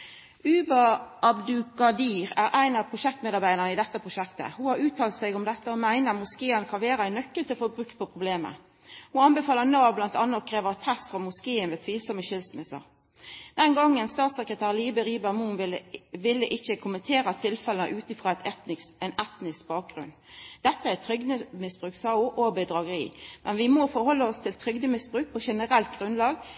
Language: Norwegian Nynorsk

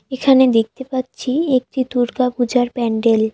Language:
Bangla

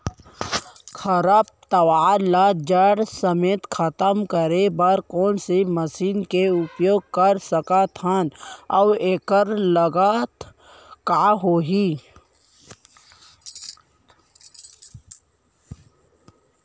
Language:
Chhattisgarhi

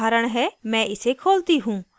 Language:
Hindi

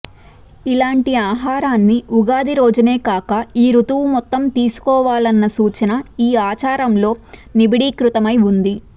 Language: Telugu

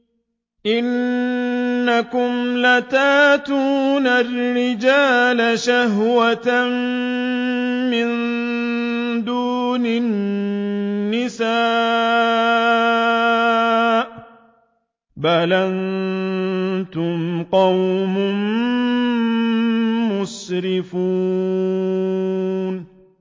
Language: Arabic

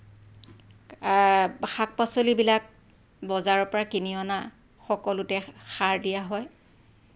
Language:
Assamese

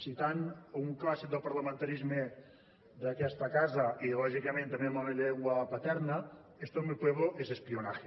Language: Catalan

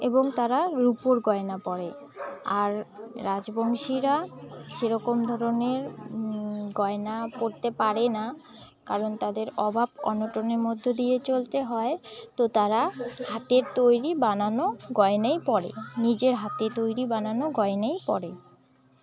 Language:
Bangla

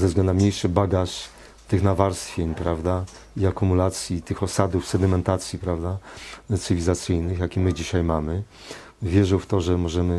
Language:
Polish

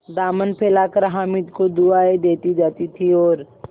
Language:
Hindi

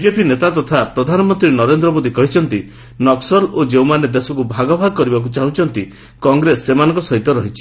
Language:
Odia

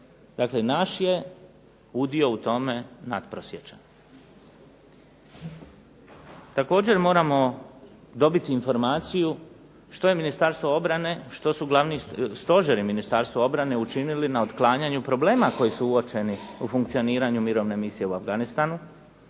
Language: Croatian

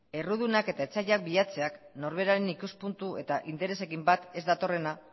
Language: Basque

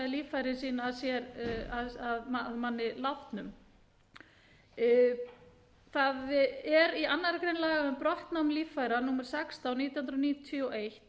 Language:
Icelandic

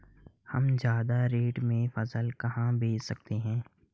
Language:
Hindi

